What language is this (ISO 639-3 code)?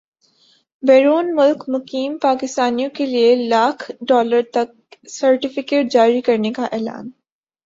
urd